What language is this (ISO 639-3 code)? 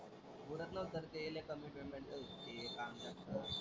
mar